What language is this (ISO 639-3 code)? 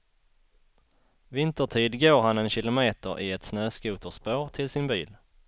swe